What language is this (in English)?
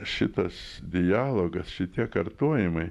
Lithuanian